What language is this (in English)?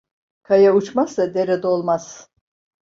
Turkish